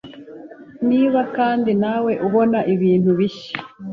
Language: Kinyarwanda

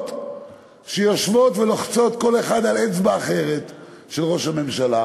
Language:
Hebrew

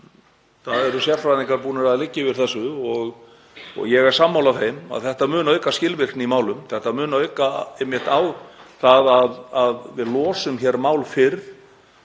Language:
Icelandic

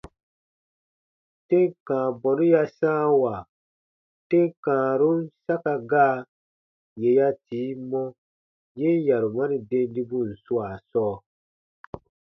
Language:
Baatonum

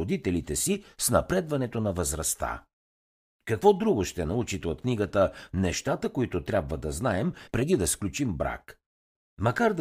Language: Bulgarian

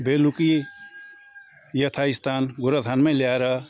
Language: Nepali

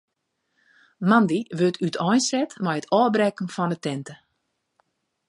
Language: Western Frisian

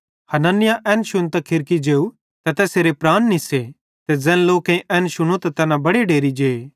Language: Bhadrawahi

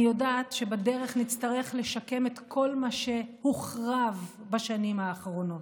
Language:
Hebrew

